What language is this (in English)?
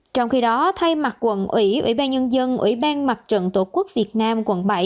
Vietnamese